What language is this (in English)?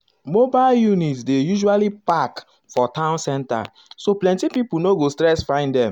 Nigerian Pidgin